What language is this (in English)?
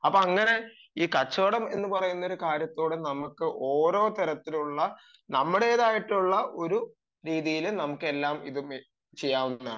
Malayalam